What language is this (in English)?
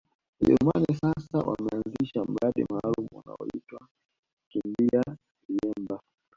Swahili